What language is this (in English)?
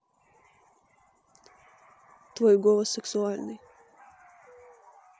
Russian